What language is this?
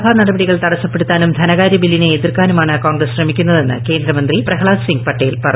Malayalam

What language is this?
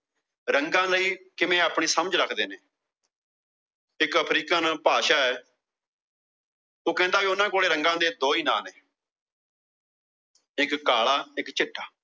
Punjabi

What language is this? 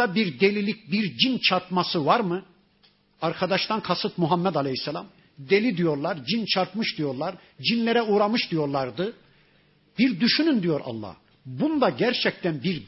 Turkish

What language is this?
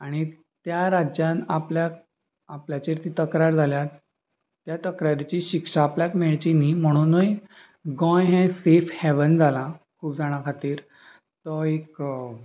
Konkani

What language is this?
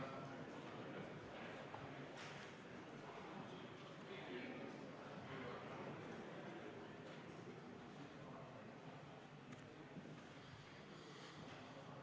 Estonian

